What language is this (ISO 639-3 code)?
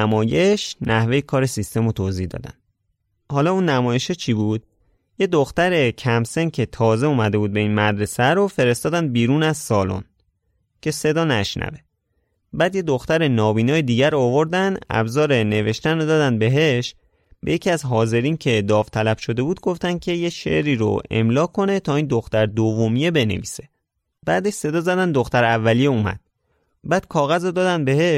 fas